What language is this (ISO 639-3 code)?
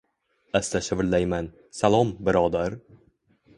uzb